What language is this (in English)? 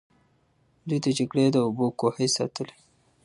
Pashto